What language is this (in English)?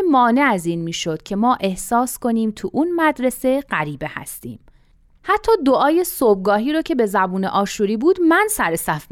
Persian